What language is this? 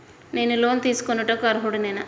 Telugu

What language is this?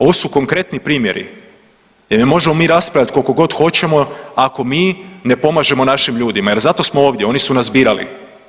Croatian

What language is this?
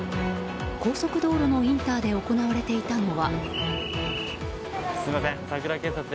Japanese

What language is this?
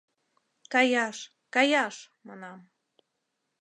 Mari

